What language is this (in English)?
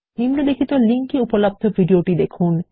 Bangla